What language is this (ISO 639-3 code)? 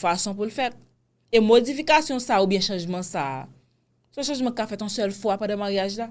fra